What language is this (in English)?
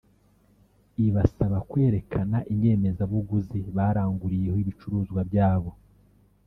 Kinyarwanda